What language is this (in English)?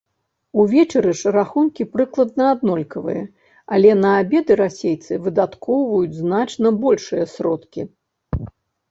Belarusian